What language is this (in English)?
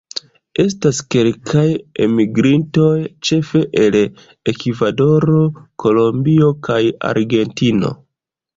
Esperanto